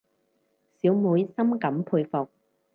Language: Cantonese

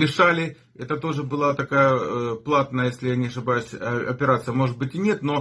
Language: Russian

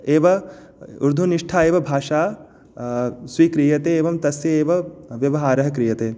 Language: Sanskrit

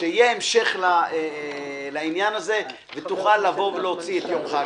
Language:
Hebrew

